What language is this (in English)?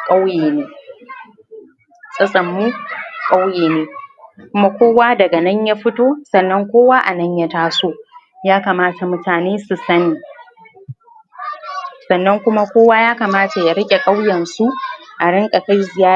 Hausa